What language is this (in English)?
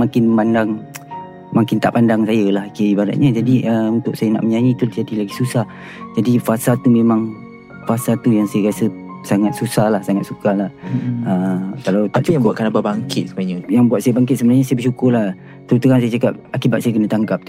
Malay